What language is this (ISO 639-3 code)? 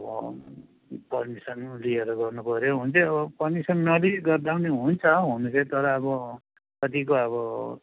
nep